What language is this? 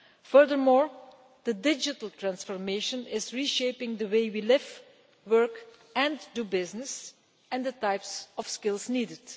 English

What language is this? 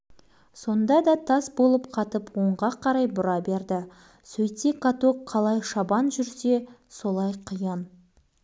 Kazakh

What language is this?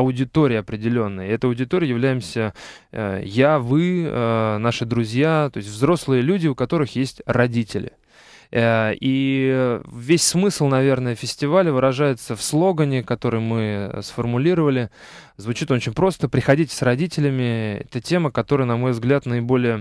Russian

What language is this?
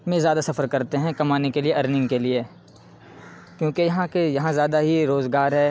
Urdu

